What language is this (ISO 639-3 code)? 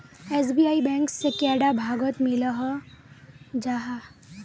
mag